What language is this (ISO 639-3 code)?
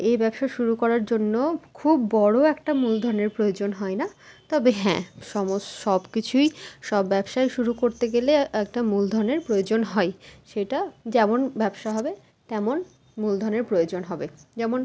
ben